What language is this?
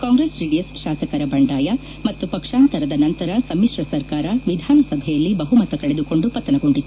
Kannada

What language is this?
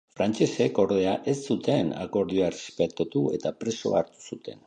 Basque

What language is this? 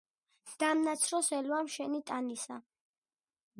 Georgian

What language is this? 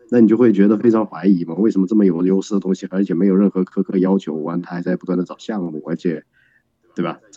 Chinese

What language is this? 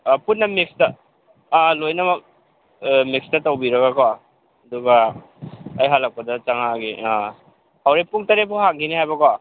Manipuri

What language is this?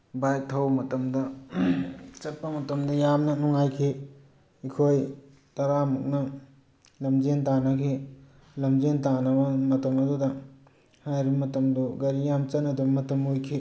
Manipuri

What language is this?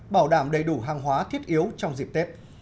Vietnamese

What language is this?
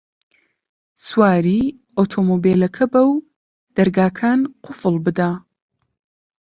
Central Kurdish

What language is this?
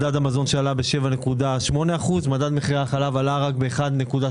Hebrew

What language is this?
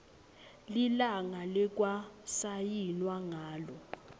Swati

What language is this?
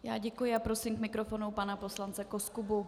Czech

